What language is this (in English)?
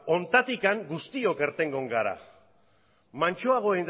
Basque